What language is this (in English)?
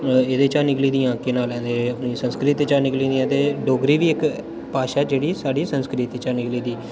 Dogri